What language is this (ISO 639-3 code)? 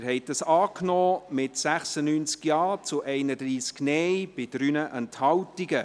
gsw